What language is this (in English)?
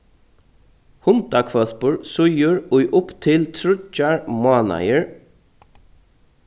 Faroese